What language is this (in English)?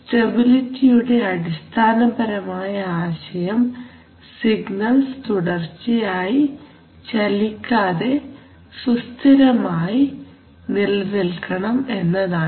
Malayalam